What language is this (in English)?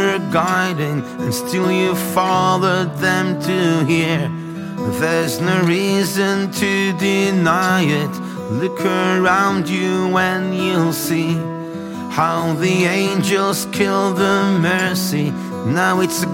Persian